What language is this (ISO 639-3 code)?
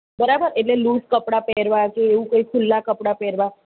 guj